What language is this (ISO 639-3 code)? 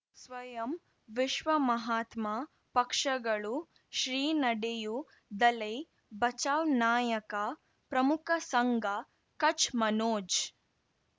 kan